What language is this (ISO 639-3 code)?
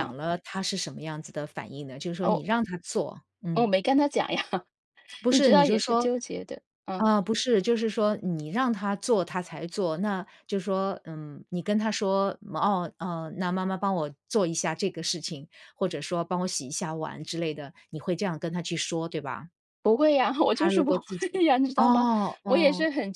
zho